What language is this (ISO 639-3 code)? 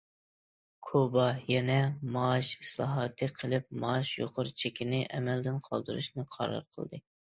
uig